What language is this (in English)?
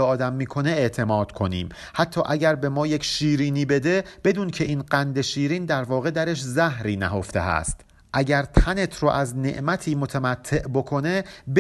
Persian